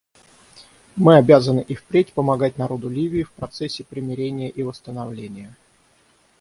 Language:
Russian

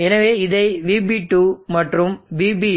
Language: Tamil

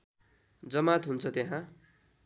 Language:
Nepali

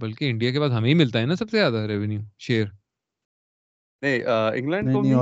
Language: Urdu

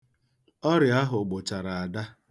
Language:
Igbo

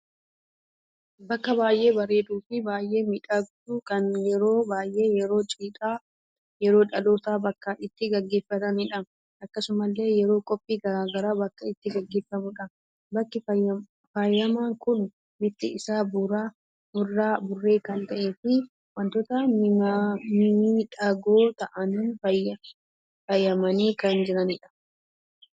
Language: Oromo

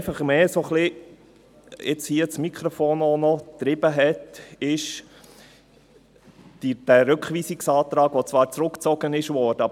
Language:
Swiss German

